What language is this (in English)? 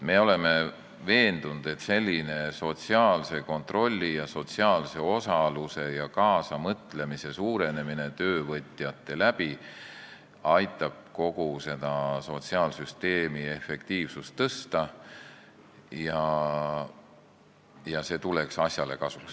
Estonian